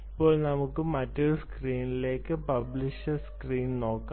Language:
Malayalam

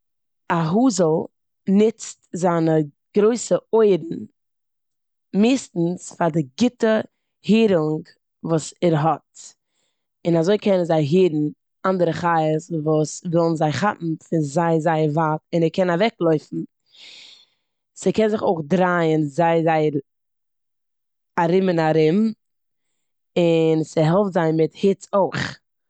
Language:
Yiddish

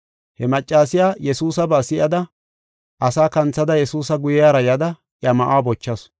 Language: Gofa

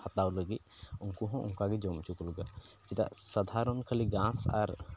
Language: Santali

